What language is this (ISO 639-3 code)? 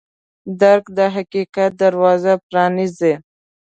pus